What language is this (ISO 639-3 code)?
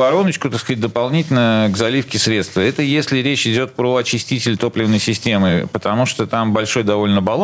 rus